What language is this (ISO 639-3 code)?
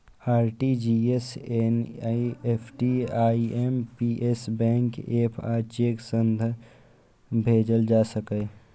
mai